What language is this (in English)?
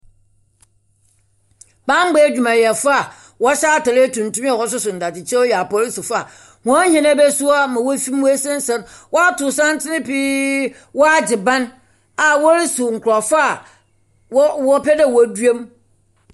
Akan